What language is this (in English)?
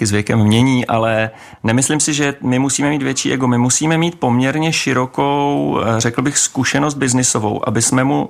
Czech